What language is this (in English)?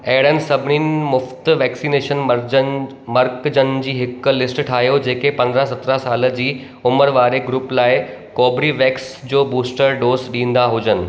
Sindhi